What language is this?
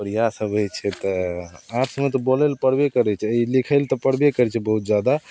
Maithili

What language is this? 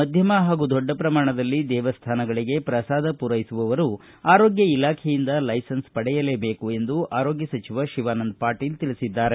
Kannada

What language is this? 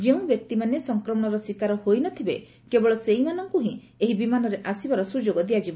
Odia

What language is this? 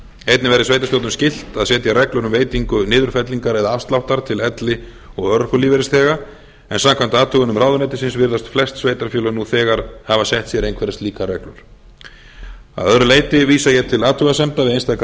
Icelandic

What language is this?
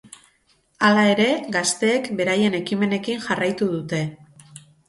Basque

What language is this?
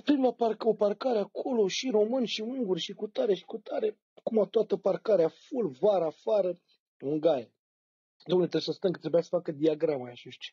Romanian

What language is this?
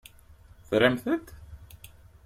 Kabyle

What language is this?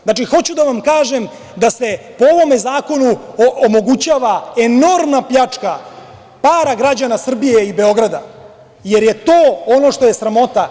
Serbian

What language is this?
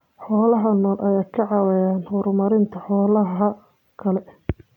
Somali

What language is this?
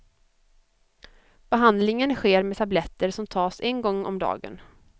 Swedish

